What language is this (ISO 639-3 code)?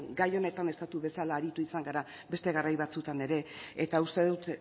eus